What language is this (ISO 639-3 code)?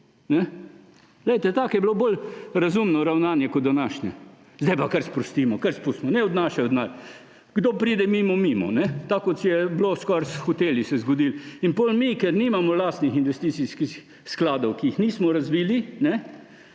slv